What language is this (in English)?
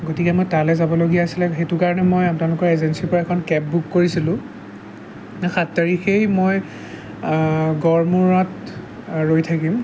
Assamese